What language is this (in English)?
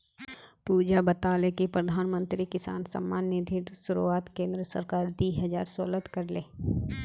Magahi